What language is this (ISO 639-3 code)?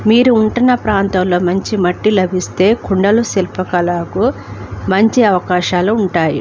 tel